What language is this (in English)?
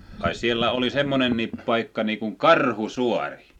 Finnish